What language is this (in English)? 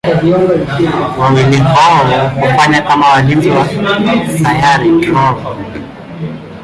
Swahili